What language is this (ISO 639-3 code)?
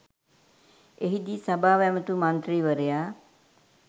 sin